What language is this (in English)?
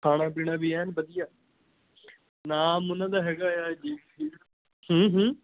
Punjabi